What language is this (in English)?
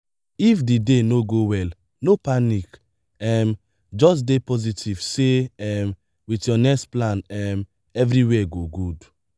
Nigerian Pidgin